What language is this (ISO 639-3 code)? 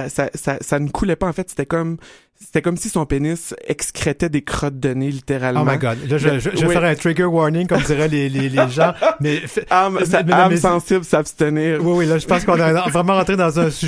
fra